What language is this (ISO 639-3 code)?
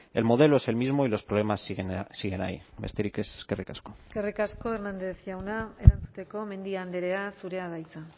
eus